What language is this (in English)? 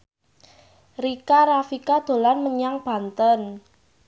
Javanese